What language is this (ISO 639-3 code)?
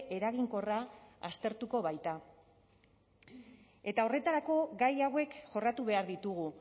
eus